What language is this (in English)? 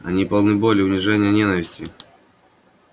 Russian